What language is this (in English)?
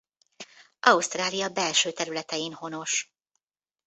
Hungarian